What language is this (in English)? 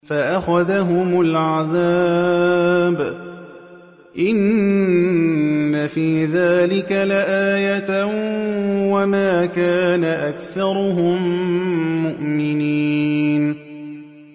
Arabic